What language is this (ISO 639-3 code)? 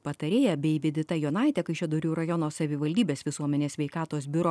lit